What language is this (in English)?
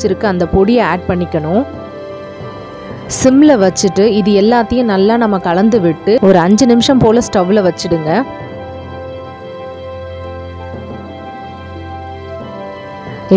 Arabic